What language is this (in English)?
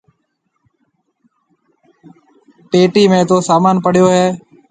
Marwari (Pakistan)